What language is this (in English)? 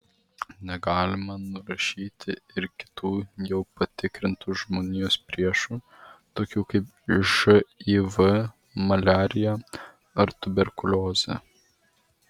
Lithuanian